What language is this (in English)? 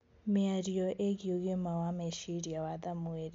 Kikuyu